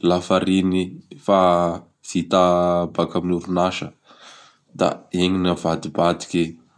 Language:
Bara Malagasy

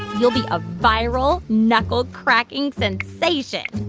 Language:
English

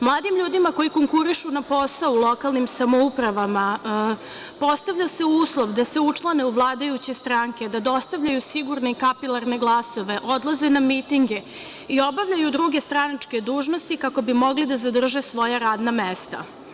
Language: Serbian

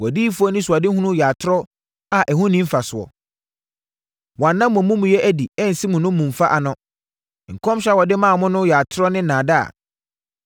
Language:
Akan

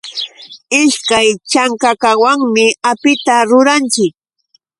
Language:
Yauyos Quechua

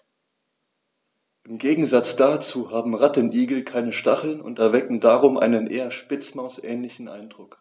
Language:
German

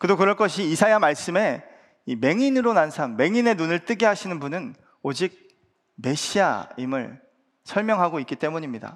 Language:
Korean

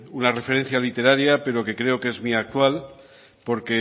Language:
Spanish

